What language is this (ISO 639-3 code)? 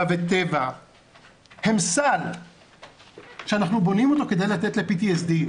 heb